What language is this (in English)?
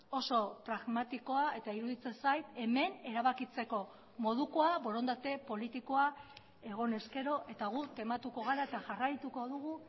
Basque